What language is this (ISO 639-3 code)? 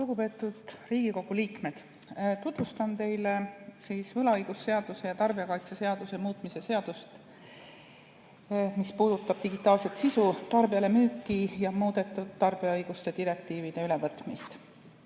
est